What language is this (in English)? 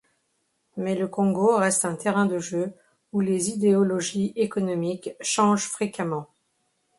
French